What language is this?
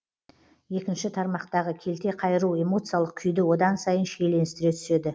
Kazakh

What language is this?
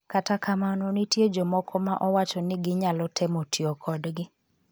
Luo (Kenya and Tanzania)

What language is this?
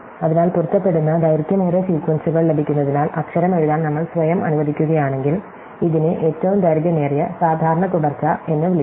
Malayalam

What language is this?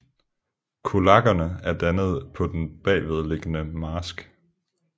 Danish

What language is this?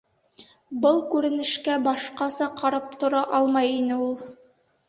Bashkir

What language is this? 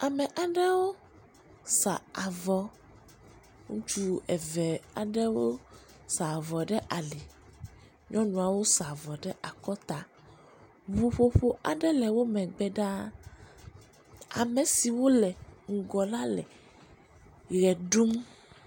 Ewe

